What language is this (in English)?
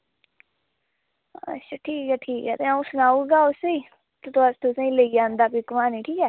Dogri